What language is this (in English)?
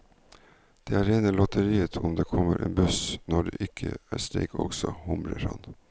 Norwegian